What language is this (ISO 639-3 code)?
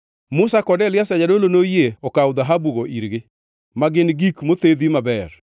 luo